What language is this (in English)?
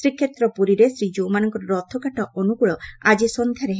Odia